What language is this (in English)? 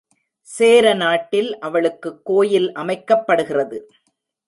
Tamil